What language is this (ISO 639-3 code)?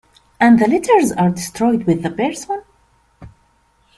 eng